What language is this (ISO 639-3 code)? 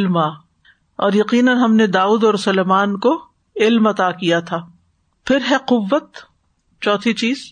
urd